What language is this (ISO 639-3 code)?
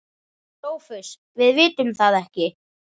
isl